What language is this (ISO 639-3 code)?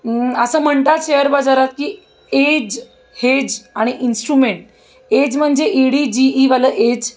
mar